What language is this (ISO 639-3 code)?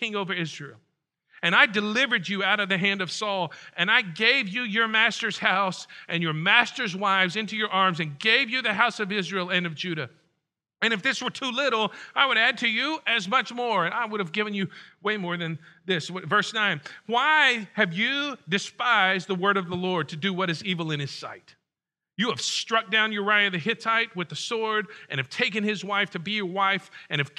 eng